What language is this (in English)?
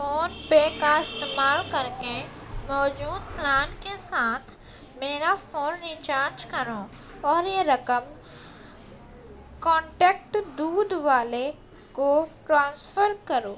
Urdu